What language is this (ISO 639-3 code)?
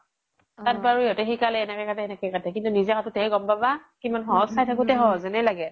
asm